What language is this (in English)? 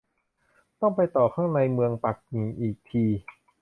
Thai